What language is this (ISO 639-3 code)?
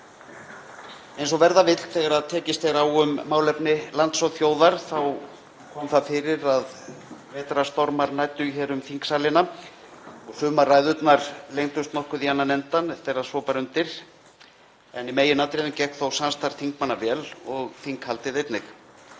isl